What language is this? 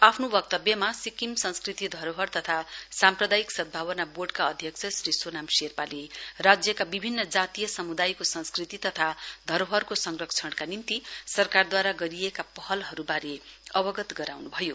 Nepali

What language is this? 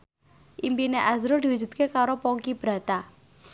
Javanese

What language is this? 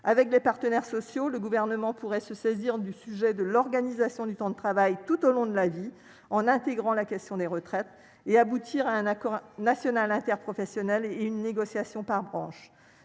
French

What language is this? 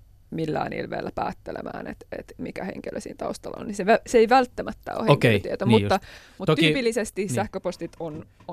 Finnish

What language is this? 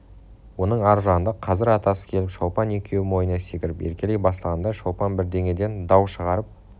Kazakh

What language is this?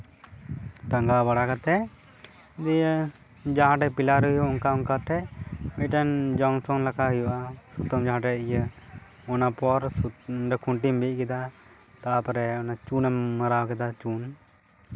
Santali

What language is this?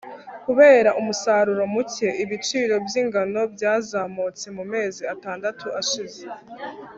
Kinyarwanda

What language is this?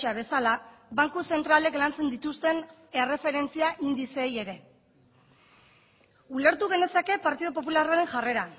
Basque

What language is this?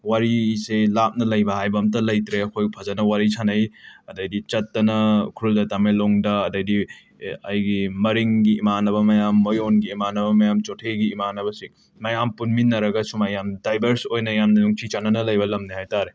Manipuri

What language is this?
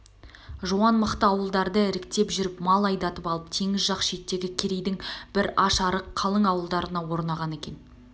Kazakh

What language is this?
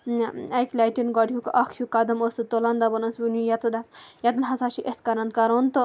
Kashmiri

